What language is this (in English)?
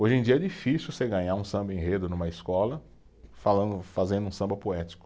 Portuguese